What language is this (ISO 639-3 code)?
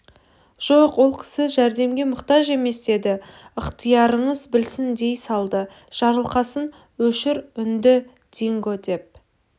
kaz